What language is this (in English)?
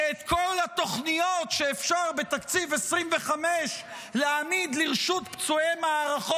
Hebrew